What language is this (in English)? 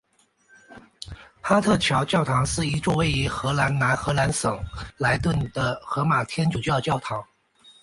Chinese